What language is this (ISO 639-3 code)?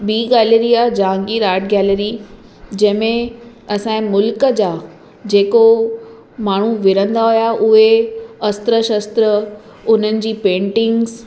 snd